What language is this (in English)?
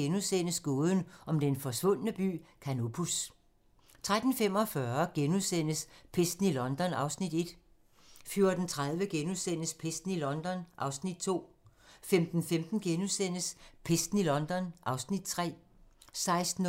Danish